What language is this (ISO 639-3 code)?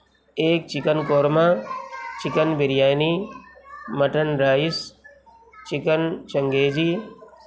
urd